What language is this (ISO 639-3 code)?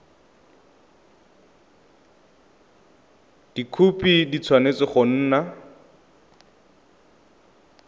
tsn